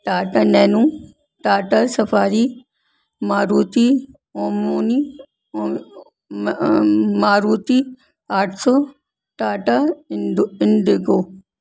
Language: Urdu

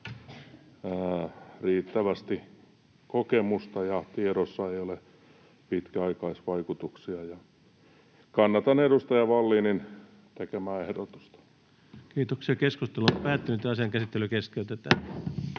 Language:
Finnish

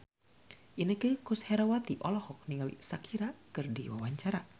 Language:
Sundanese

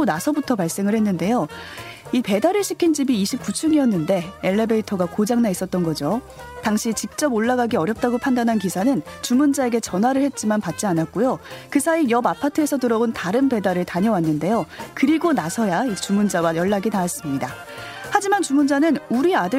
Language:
Korean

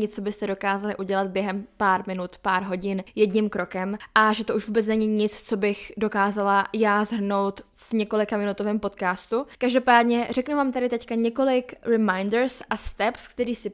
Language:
Czech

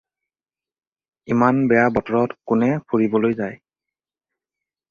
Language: Assamese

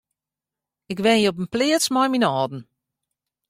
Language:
Western Frisian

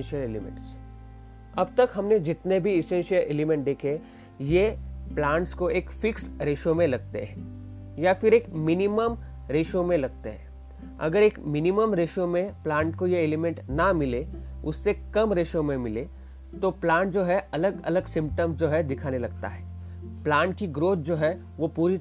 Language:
Hindi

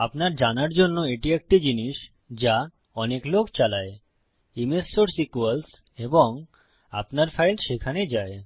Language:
Bangla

